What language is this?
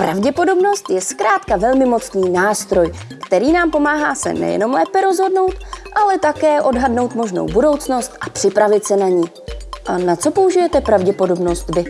Czech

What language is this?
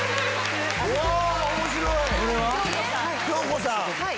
Japanese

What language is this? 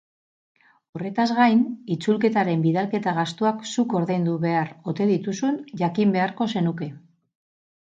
Basque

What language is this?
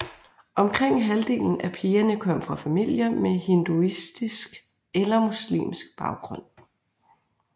Danish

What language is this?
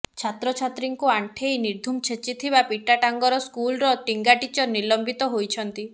Odia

